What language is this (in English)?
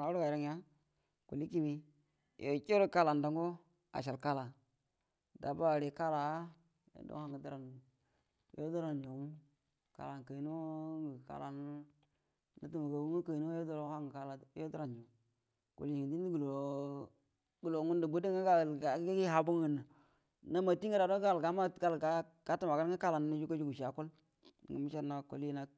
Buduma